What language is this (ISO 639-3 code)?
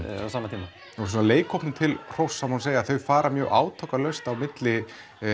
isl